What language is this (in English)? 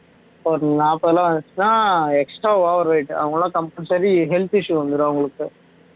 Tamil